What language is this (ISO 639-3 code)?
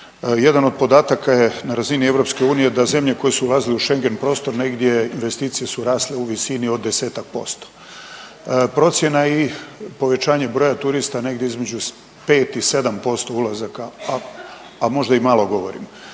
hrv